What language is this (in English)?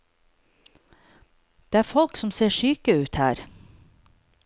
Norwegian